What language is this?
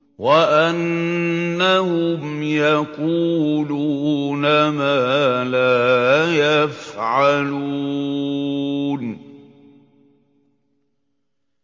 Arabic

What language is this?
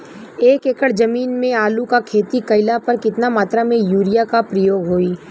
Bhojpuri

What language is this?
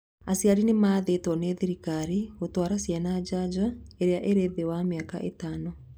Kikuyu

